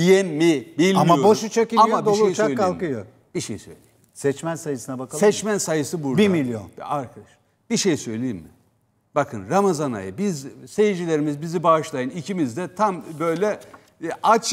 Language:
Turkish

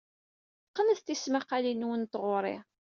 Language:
Kabyle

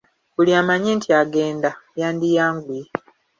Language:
Ganda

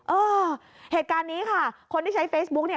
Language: Thai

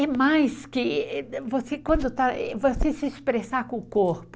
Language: Portuguese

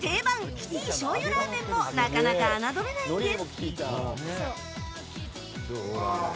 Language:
Japanese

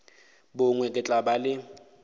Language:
Northern Sotho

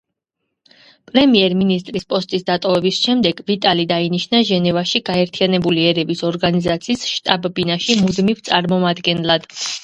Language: Georgian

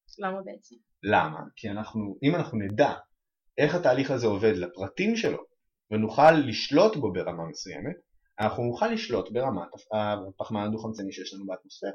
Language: Hebrew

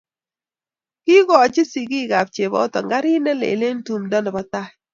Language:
Kalenjin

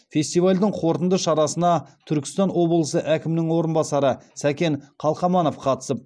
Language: Kazakh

